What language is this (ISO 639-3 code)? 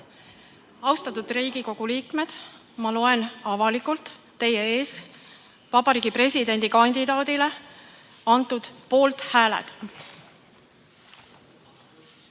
est